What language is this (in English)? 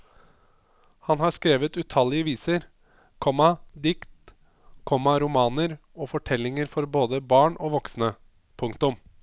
Norwegian